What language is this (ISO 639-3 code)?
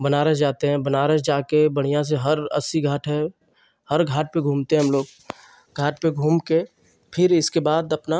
hin